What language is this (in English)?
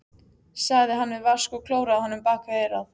Icelandic